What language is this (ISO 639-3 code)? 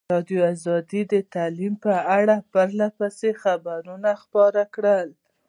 pus